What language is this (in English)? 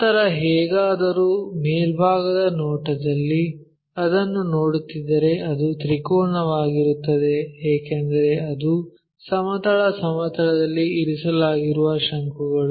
Kannada